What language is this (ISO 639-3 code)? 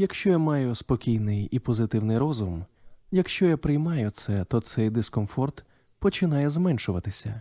ukr